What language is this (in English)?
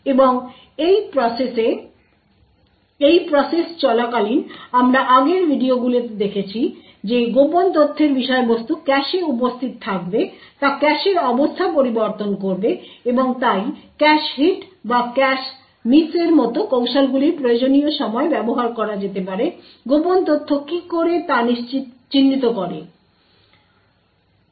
Bangla